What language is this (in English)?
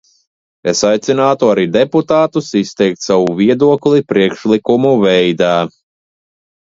Latvian